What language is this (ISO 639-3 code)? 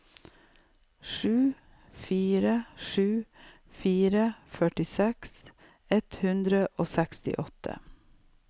nor